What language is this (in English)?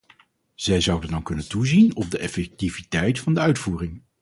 Dutch